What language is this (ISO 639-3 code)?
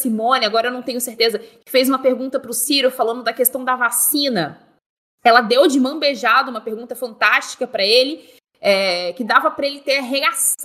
por